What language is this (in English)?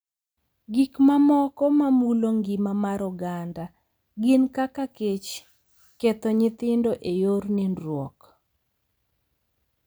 Luo (Kenya and Tanzania)